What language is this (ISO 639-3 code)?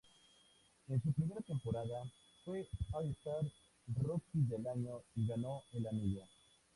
spa